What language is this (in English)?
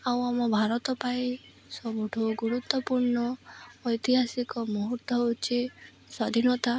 Odia